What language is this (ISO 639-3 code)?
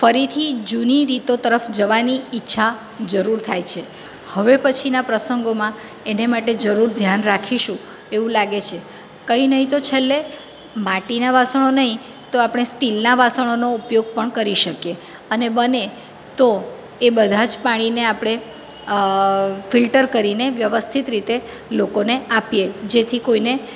guj